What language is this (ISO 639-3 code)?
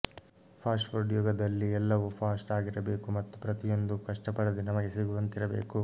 kan